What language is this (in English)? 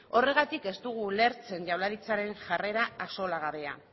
Basque